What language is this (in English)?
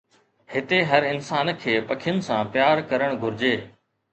Sindhi